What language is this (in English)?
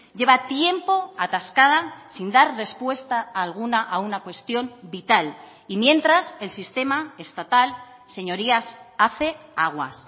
Spanish